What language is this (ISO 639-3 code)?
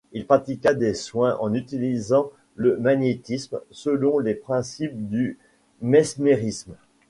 fra